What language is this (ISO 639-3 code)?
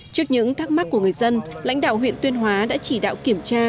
vie